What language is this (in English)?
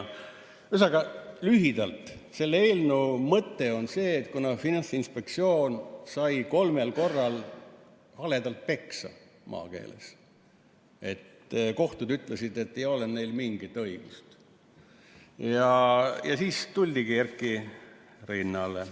Estonian